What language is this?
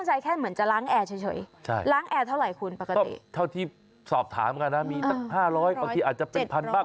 Thai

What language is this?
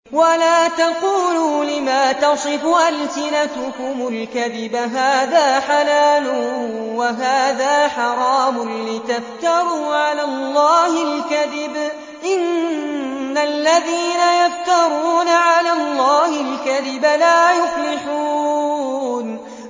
Arabic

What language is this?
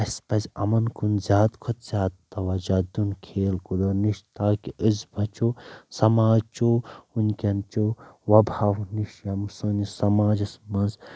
Kashmiri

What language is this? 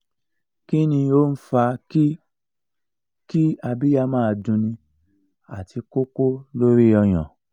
Yoruba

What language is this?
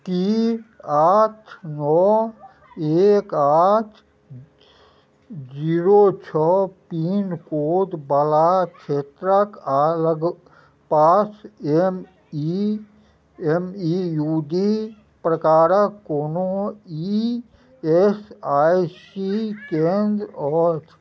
Maithili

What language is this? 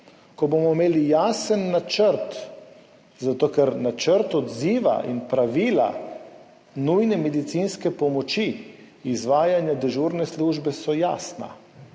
Slovenian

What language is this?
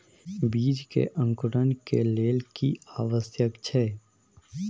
Maithili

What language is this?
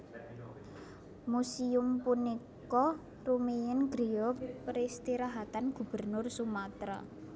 Javanese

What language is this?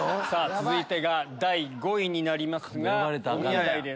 Japanese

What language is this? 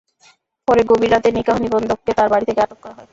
Bangla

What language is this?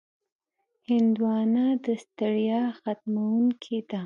Pashto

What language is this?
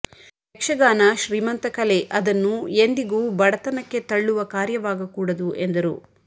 Kannada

